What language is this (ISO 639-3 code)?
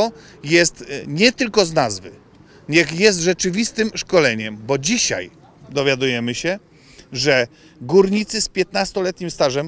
pol